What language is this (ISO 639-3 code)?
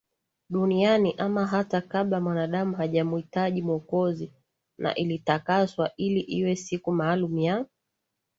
swa